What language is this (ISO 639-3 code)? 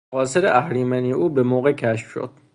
fas